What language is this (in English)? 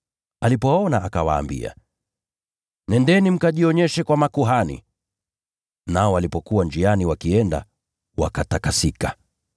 Swahili